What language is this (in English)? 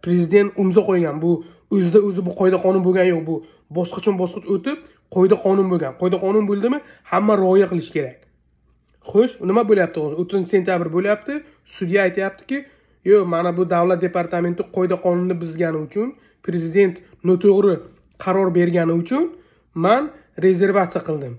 Turkish